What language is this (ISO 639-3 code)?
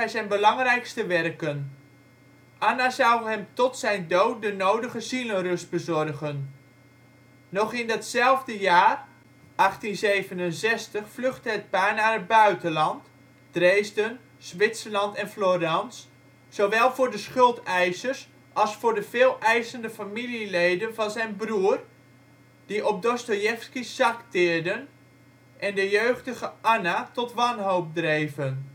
nld